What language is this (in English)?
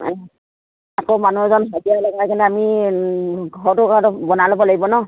Assamese